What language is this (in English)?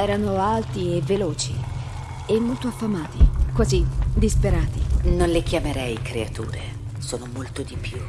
Italian